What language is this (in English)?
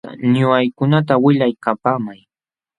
Jauja Wanca Quechua